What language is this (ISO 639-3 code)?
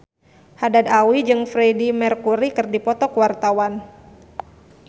sun